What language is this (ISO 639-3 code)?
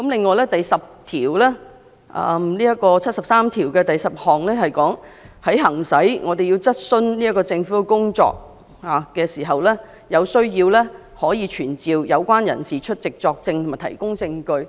yue